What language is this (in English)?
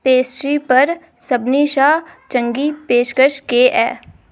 Dogri